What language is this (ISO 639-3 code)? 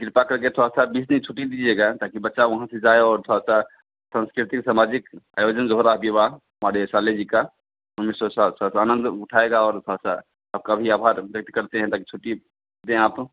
hin